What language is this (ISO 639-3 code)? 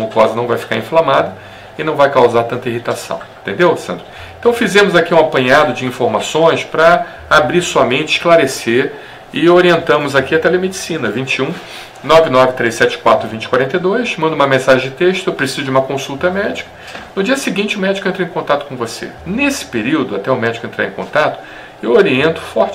por